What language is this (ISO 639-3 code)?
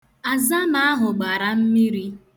ibo